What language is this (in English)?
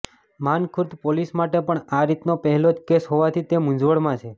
Gujarati